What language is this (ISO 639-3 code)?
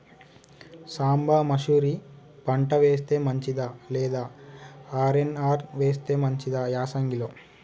tel